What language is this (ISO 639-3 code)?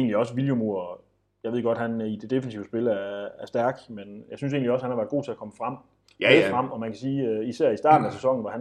dan